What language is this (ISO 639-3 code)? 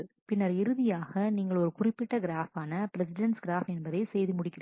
tam